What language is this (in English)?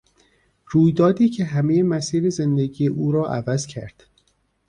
Persian